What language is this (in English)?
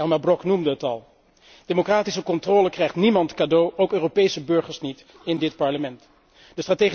Dutch